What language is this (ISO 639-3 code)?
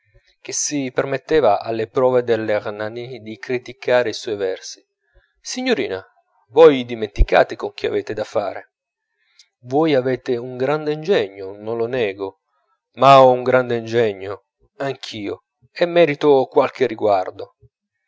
ita